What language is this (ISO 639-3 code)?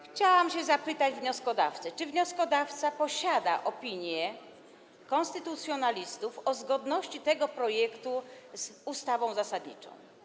pol